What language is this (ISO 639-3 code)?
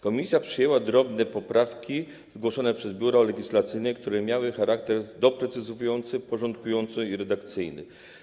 pol